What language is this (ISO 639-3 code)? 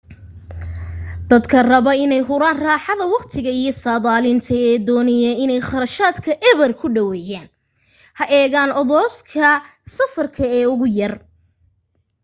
som